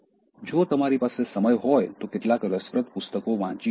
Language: Gujarati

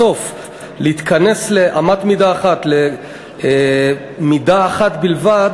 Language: Hebrew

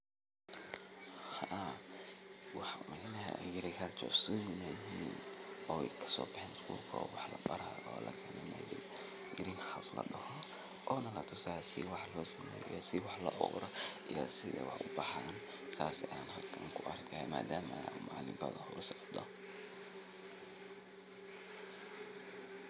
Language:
Somali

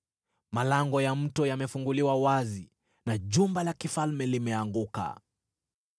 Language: Swahili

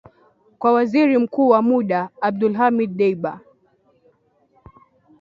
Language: Swahili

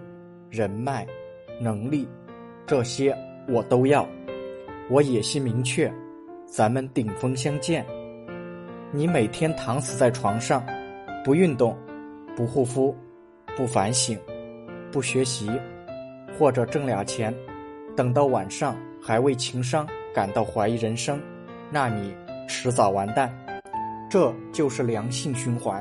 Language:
Chinese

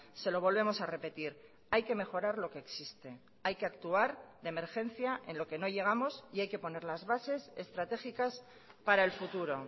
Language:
Spanish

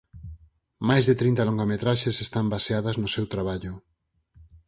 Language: Galician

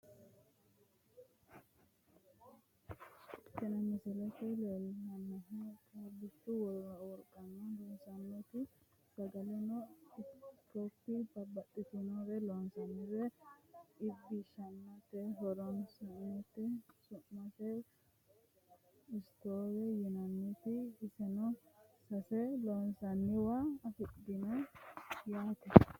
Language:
Sidamo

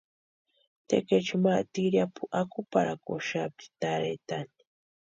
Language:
Western Highland Purepecha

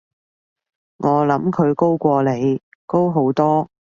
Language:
Cantonese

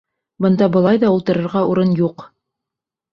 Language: Bashkir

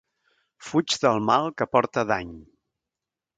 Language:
Catalan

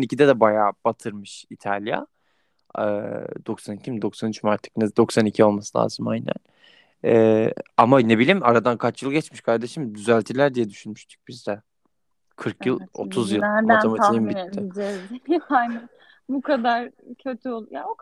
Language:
Turkish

